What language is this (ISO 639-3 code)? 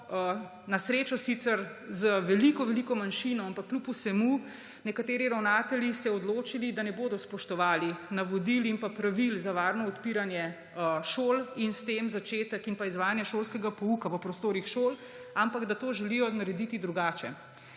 slv